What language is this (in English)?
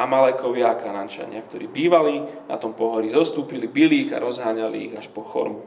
Slovak